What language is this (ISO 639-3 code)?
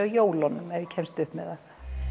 isl